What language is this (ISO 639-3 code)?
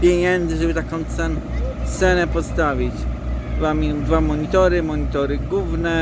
pol